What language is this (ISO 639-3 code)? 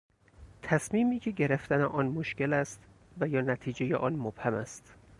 fas